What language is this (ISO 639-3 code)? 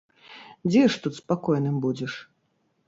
bel